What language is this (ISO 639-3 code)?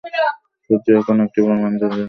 ben